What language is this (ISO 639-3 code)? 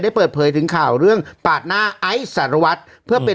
tha